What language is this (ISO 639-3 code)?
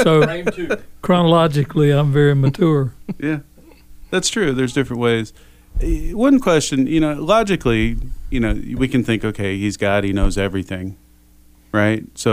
eng